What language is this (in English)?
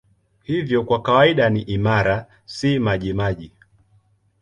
Swahili